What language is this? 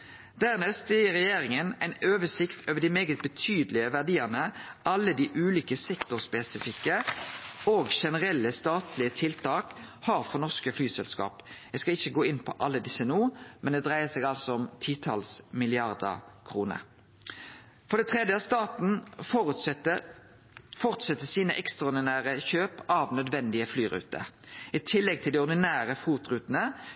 Norwegian Nynorsk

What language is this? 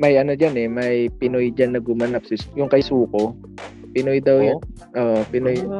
Filipino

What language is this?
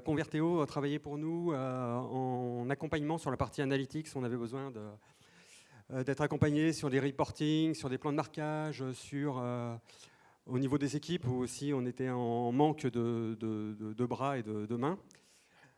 French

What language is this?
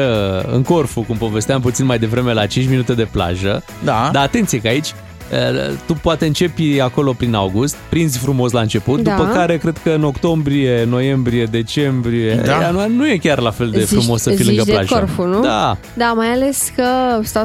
Romanian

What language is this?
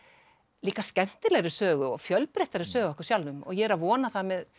Icelandic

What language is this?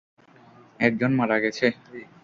Bangla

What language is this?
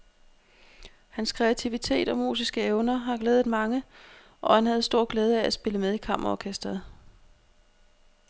Danish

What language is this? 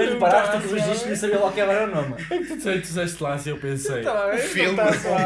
Portuguese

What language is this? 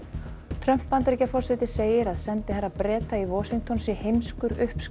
Icelandic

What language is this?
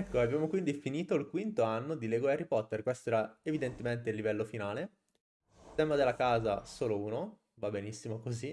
Italian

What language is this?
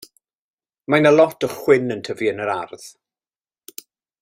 Welsh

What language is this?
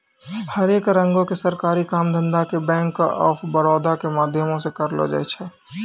Maithili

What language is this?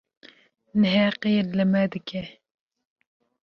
Kurdish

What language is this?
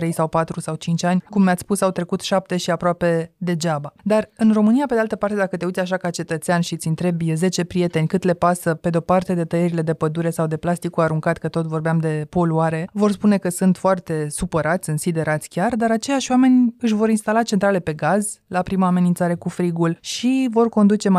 Romanian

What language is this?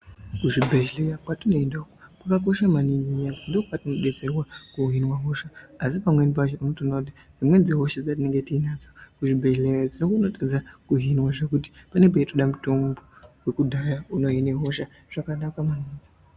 Ndau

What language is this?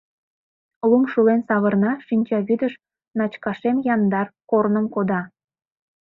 Mari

